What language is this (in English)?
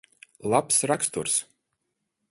Latvian